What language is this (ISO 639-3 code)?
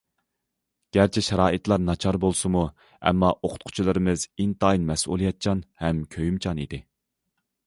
uig